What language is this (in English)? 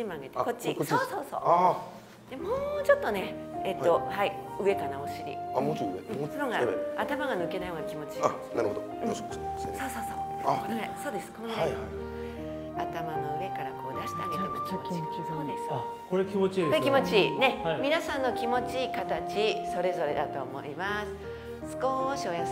Japanese